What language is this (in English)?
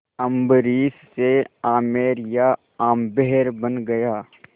Hindi